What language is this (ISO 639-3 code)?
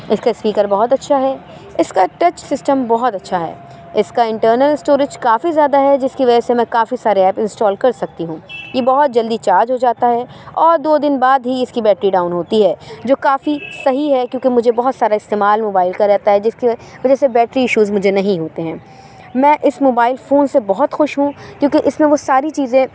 urd